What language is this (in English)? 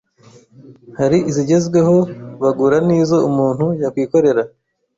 Kinyarwanda